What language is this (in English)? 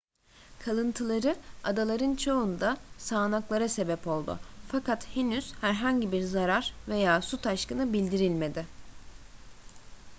Turkish